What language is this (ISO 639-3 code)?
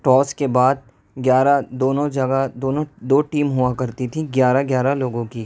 urd